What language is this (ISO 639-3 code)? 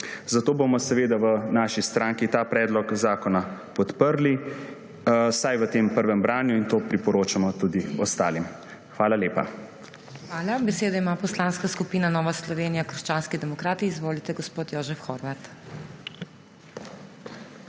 slv